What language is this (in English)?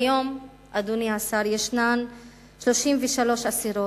Hebrew